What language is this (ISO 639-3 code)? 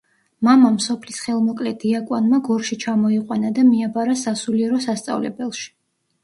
kat